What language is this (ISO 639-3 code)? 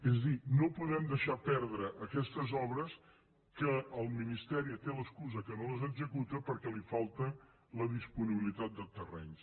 cat